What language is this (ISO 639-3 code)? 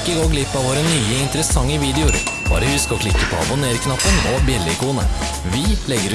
nor